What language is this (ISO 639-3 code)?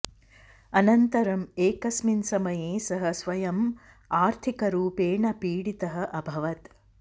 san